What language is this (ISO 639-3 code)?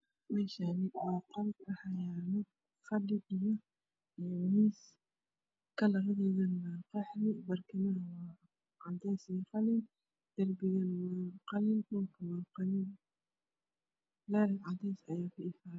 som